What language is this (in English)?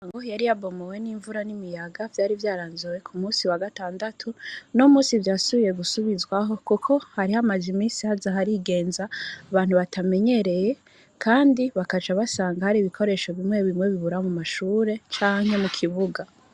Rundi